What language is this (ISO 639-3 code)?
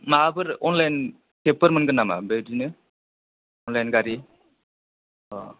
brx